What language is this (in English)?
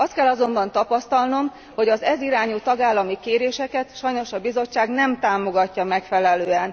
Hungarian